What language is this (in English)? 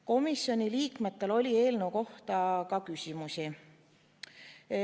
Estonian